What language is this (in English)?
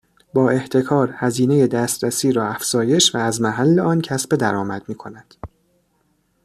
Persian